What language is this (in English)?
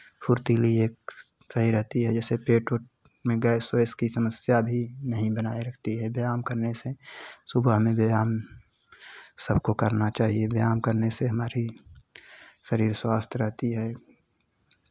Hindi